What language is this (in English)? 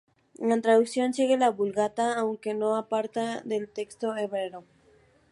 Spanish